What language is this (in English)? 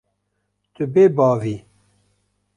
Kurdish